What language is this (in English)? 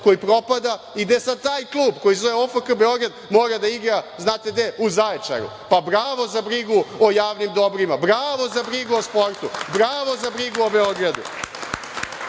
Serbian